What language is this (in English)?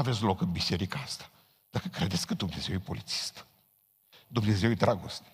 Romanian